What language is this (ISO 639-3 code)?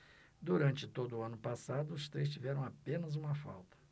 por